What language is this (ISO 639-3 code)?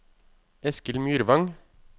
nor